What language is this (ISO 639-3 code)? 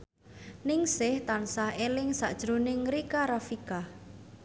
jav